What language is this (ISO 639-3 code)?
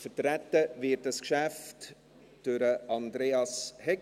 gsw